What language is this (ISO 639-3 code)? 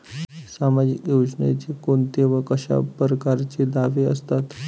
mar